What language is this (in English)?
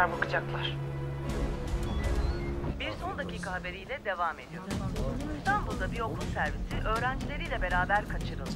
Turkish